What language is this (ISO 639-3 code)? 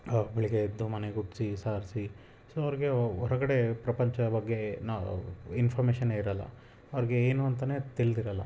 kan